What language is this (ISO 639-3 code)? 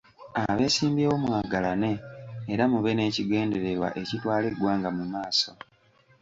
lug